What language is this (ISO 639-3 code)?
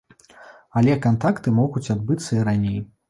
bel